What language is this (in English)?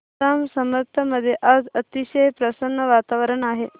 Marathi